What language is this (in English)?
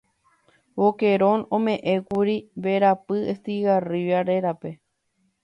Guarani